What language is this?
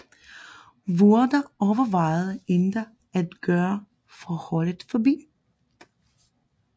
Danish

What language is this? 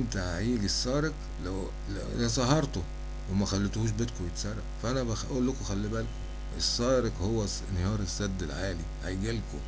Arabic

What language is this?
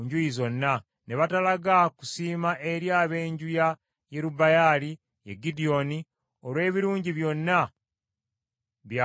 Ganda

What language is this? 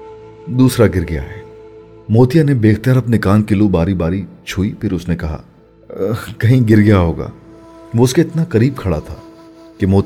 Urdu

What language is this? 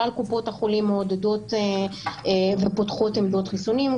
Hebrew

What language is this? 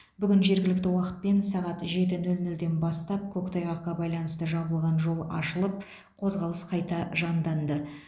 Kazakh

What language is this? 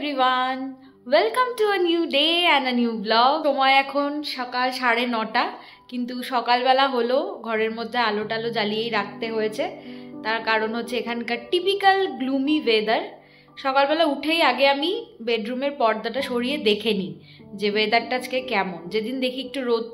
Bangla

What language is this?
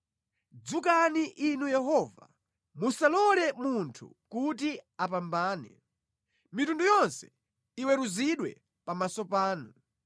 Nyanja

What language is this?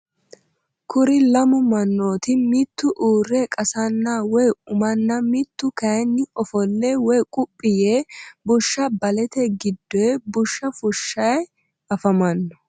Sidamo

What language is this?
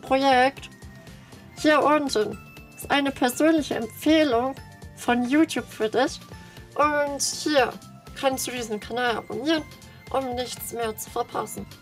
German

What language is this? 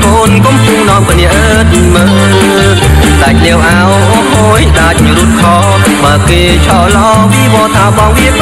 Thai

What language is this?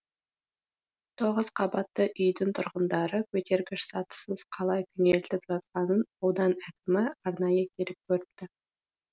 Kazakh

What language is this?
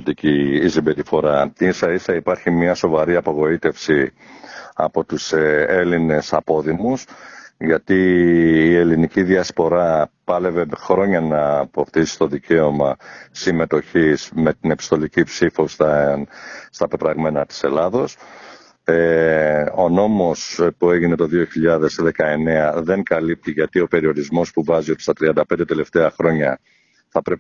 Greek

